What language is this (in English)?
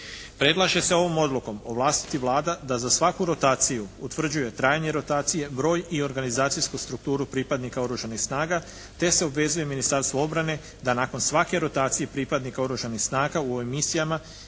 Croatian